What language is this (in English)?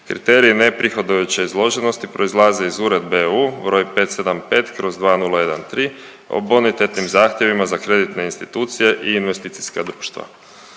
Croatian